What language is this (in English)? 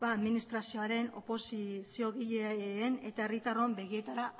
Basque